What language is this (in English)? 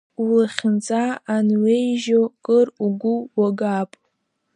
Abkhazian